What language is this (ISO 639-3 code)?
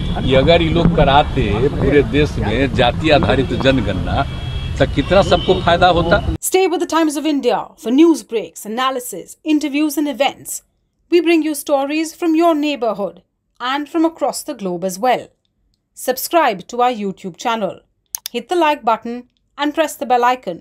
hin